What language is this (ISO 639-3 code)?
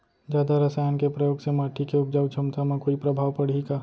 hne